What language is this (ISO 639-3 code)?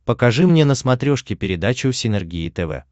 rus